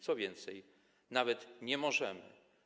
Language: Polish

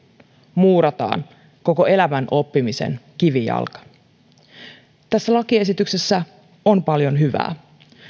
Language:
Finnish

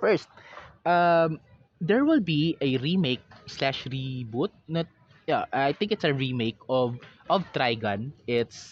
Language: Filipino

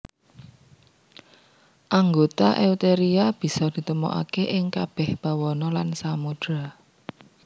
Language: Javanese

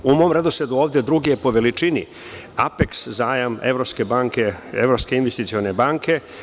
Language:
Serbian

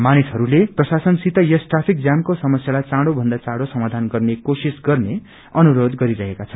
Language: Nepali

